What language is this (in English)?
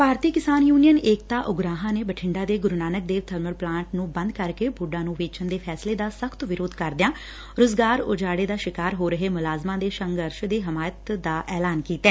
Punjabi